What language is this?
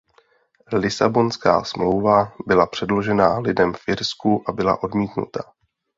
Czech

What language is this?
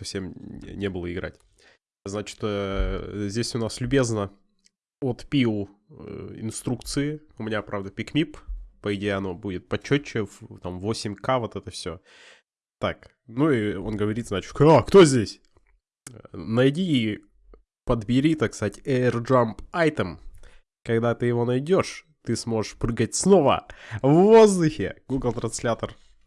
Russian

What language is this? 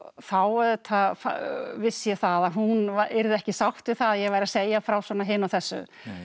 Icelandic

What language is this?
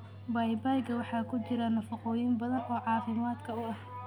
Somali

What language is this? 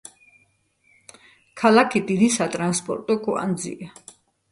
Georgian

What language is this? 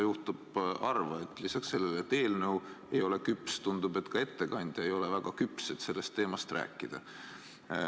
Estonian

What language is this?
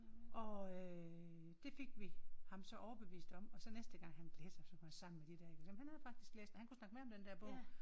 Danish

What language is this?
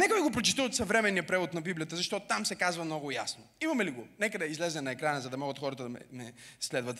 Bulgarian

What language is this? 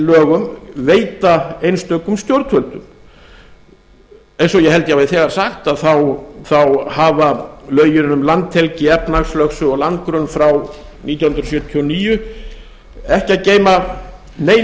Icelandic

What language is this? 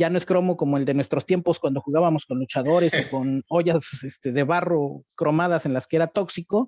Spanish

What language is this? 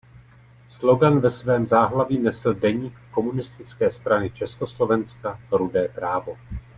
Czech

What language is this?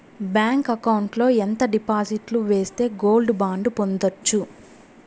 Telugu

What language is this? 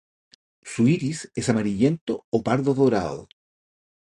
Spanish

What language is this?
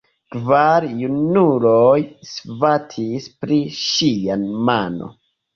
Esperanto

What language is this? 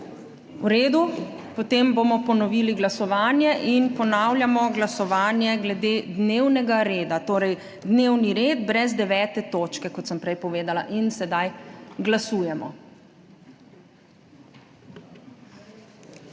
Slovenian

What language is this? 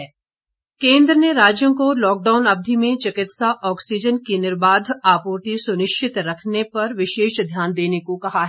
Hindi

